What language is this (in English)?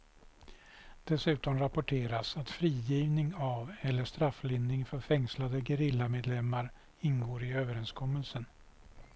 Swedish